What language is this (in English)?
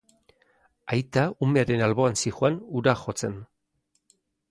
Basque